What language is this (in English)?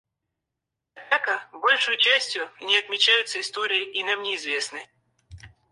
Russian